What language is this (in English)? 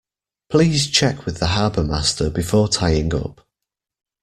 English